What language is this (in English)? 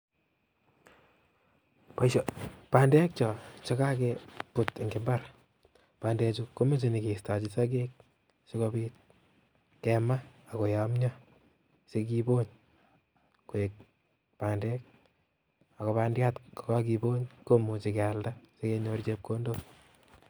Kalenjin